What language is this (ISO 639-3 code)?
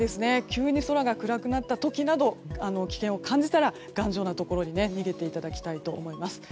jpn